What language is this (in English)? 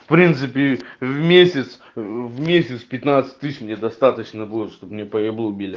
Russian